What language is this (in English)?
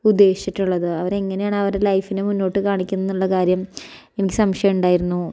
Malayalam